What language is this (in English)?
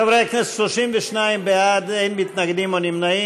Hebrew